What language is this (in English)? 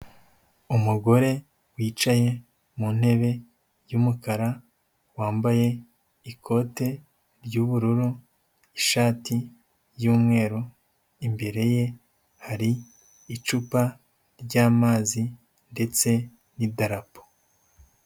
Kinyarwanda